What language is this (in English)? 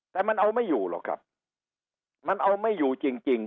Thai